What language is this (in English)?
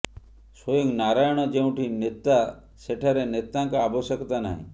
Odia